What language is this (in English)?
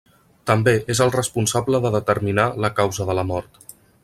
Catalan